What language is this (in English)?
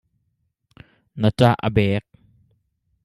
Hakha Chin